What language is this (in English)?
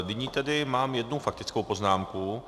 Czech